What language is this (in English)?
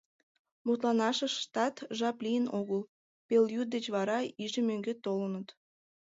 Mari